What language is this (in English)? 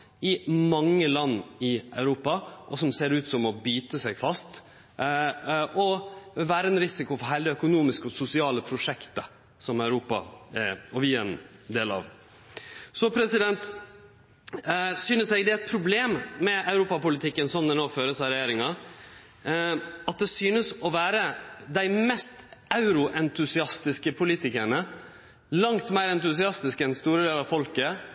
Norwegian Nynorsk